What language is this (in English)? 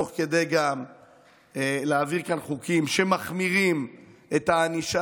Hebrew